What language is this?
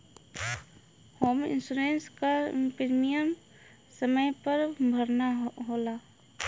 Bhojpuri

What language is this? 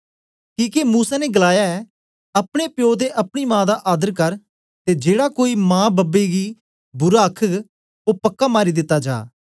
Dogri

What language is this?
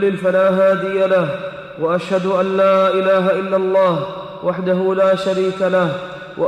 Arabic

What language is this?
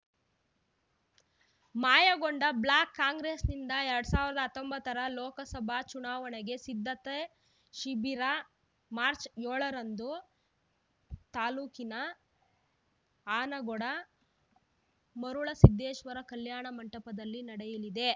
Kannada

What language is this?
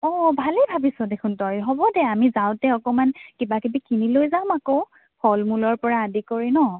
Assamese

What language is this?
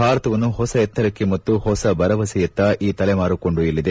Kannada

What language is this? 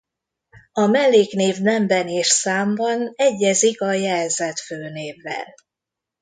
Hungarian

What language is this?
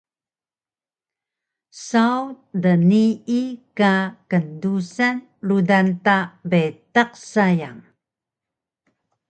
Taroko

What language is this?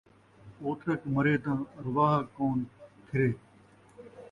Saraiki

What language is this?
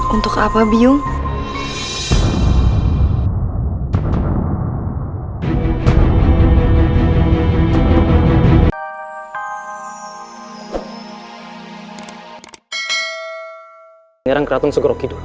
Indonesian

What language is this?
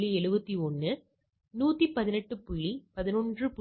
Tamil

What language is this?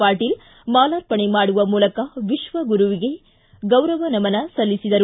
Kannada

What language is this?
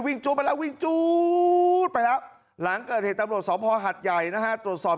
Thai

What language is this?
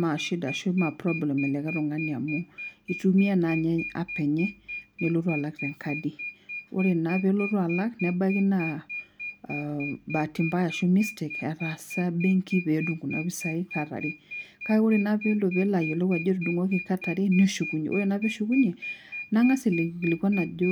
Masai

